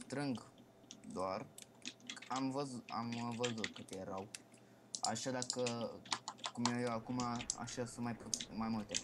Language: Romanian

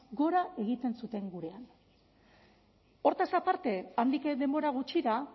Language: Basque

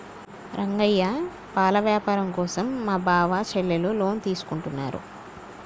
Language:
Telugu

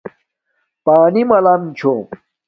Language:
Domaaki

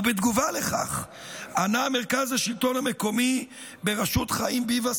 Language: Hebrew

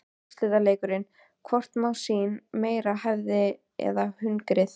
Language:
Icelandic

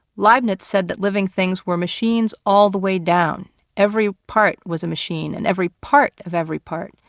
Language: English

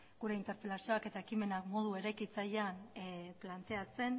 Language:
Basque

